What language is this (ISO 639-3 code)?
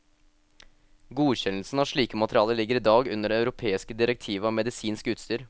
nor